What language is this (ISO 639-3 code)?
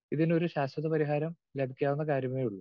mal